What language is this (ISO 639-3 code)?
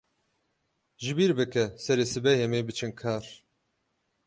kur